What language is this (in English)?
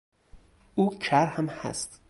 Persian